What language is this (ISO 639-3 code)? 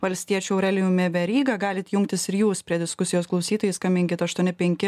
lit